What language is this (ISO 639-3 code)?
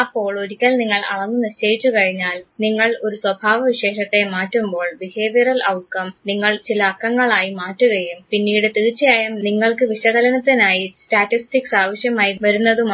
mal